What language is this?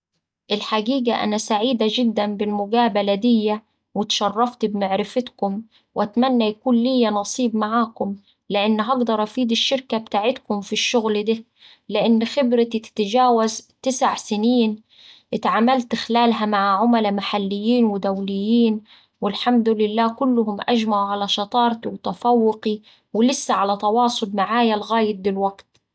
Saidi Arabic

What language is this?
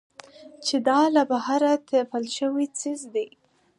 Pashto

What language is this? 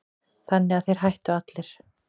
Icelandic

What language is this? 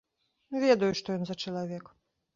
Belarusian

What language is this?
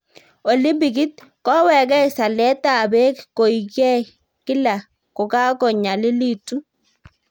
Kalenjin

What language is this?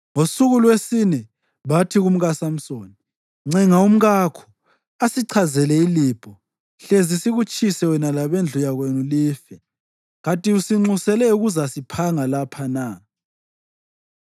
North Ndebele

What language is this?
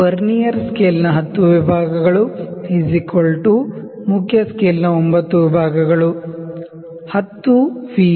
Kannada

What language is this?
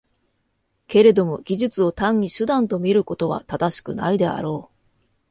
Japanese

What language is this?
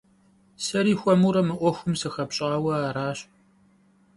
Kabardian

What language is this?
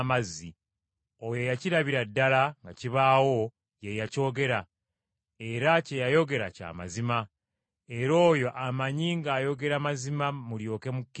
Ganda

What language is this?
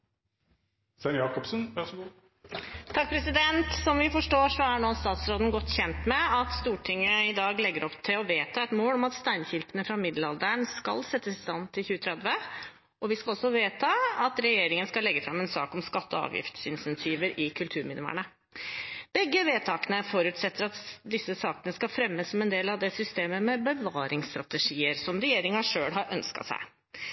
Norwegian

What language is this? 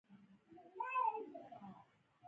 Pashto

